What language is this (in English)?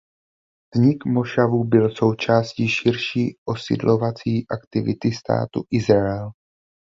Czech